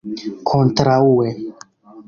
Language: Esperanto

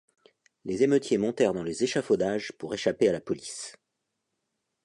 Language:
French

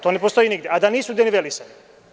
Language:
Serbian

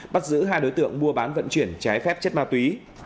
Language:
Vietnamese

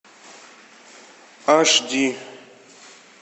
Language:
Russian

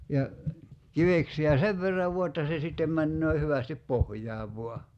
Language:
Finnish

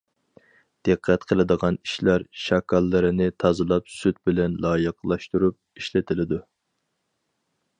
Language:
Uyghur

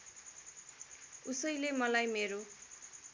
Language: Nepali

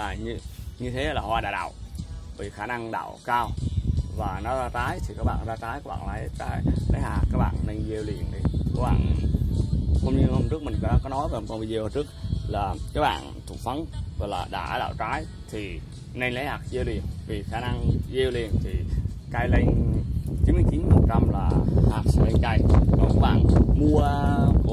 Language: Vietnamese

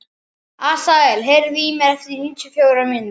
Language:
Icelandic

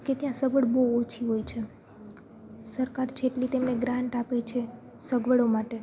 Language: Gujarati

